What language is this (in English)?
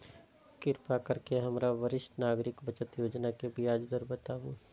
Maithili